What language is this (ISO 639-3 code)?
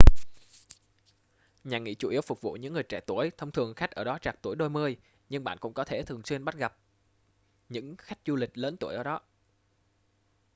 vie